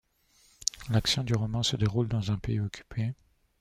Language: French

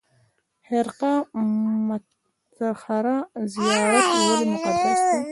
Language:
Pashto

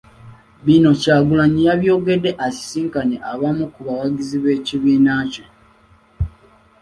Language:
Ganda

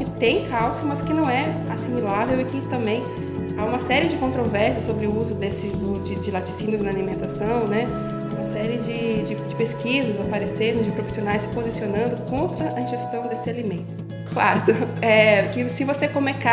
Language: Portuguese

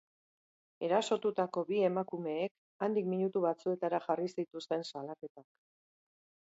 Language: Basque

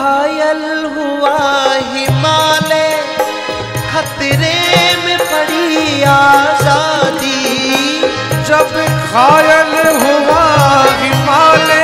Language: Hindi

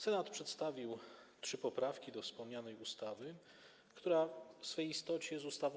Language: Polish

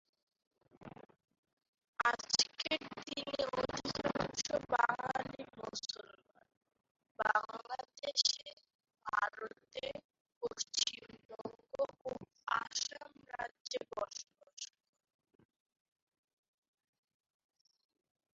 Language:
Bangla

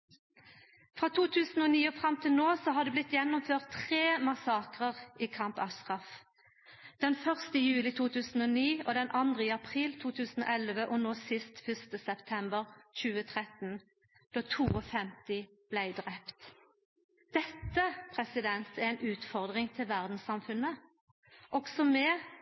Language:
Norwegian Nynorsk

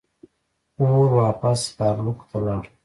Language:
Pashto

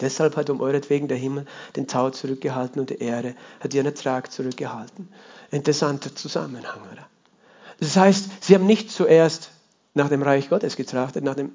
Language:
German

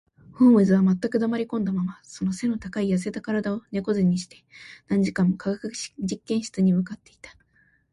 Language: Japanese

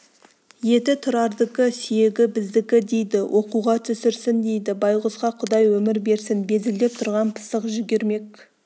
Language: Kazakh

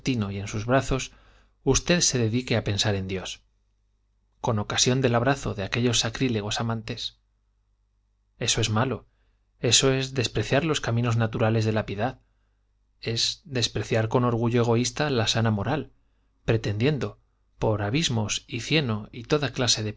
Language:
Spanish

